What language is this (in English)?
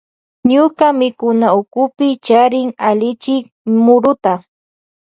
Loja Highland Quichua